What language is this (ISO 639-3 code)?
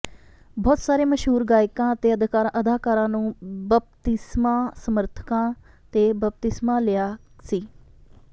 pan